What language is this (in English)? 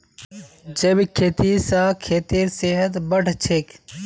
Magahi